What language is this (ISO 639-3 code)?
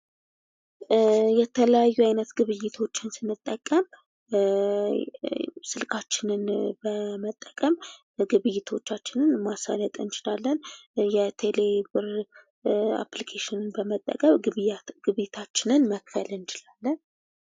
amh